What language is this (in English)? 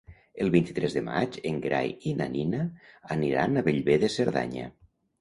Catalan